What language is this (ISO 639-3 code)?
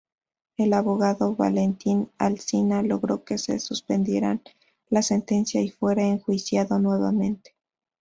spa